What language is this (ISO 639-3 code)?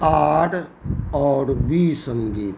mai